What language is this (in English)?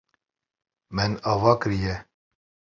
Kurdish